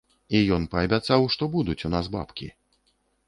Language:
Belarusian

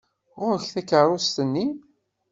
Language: Kabyle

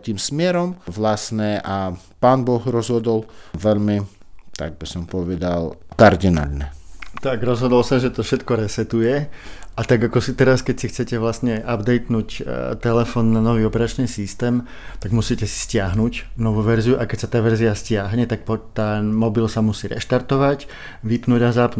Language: Slovak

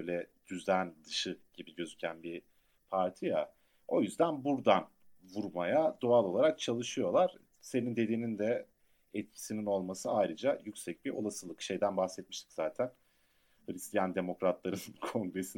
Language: Turkish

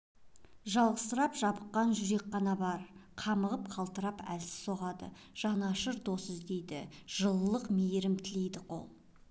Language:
Kazakh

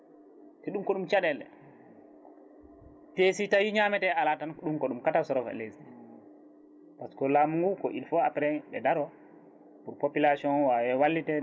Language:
Fula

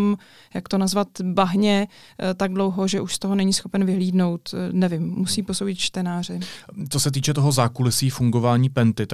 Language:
Czech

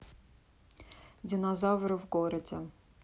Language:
Russian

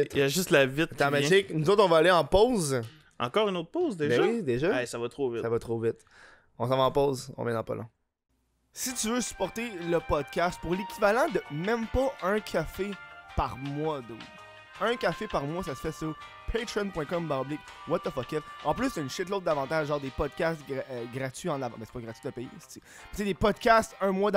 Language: French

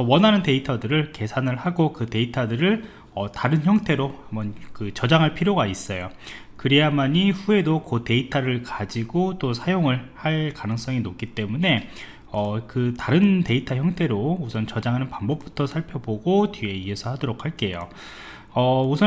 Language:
Korean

